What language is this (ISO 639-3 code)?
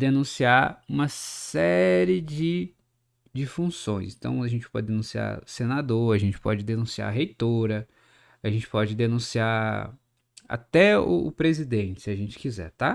por